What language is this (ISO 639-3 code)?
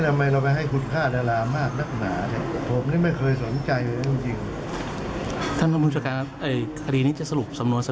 tha